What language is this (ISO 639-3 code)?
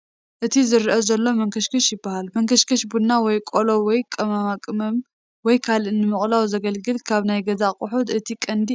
tir